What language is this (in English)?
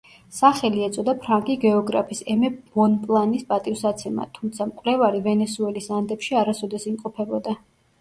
Georgian